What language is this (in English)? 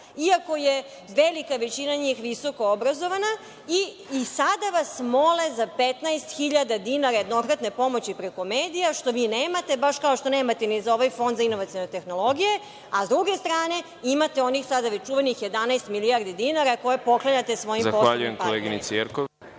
Serbian